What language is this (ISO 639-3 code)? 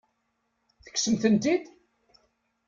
kab